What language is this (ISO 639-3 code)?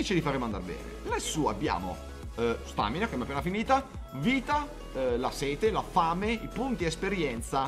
ita